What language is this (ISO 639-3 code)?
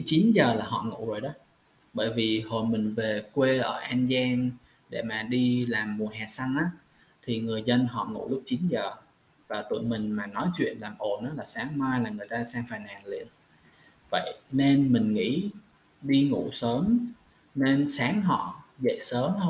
vie